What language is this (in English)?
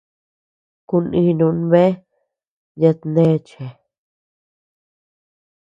Tepeuxila Cuicatec